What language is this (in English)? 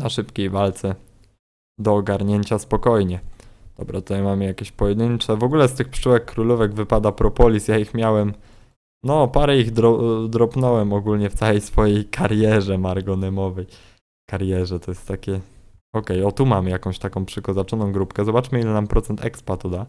Polish